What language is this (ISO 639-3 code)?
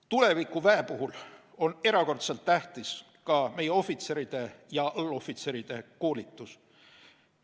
est